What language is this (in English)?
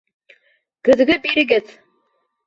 Bashkir